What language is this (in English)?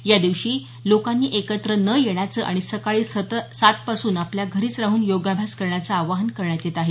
Marathi